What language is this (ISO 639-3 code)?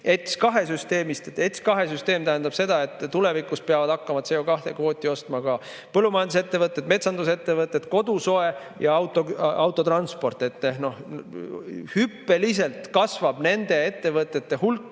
est